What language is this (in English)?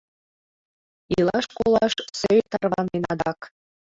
Mari